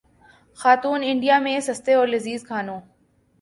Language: Urdu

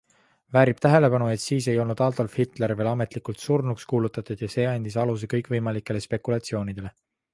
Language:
Estonian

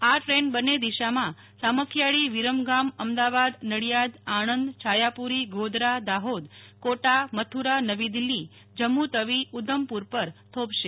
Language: Gujarati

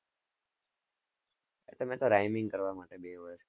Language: Gujarati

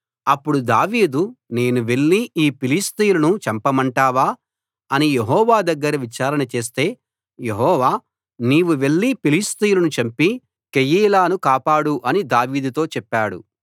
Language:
Telugu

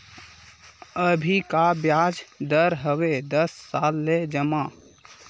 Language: Chhattisgarhi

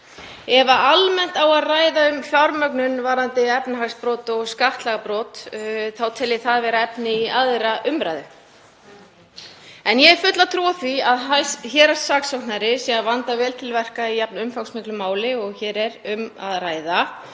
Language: Icelandic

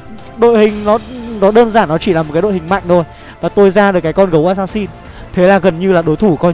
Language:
Vietnamese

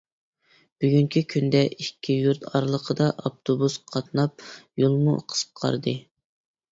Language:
Uyghur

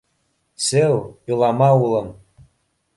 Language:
Bashkir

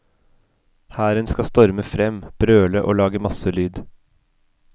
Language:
Norwegian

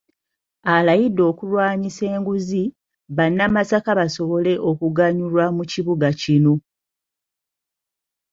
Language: Ganda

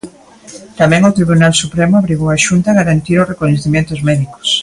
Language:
Galician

